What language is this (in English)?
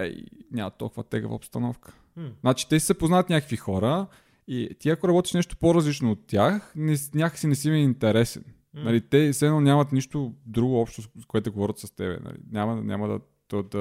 Bulgarian